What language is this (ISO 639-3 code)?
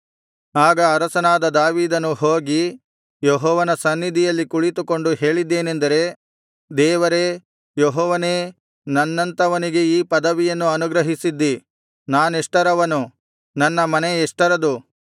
kan